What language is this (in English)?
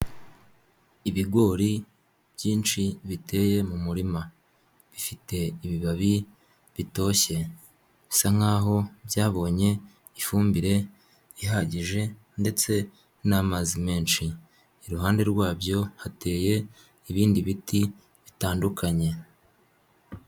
Kinyarwanda